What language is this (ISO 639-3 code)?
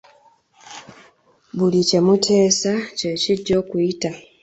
lug